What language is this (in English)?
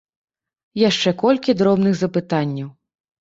Belarusian